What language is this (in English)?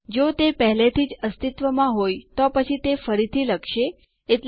Gujarati